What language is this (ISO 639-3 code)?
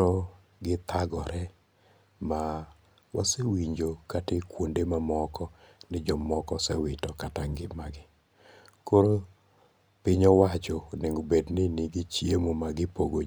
luo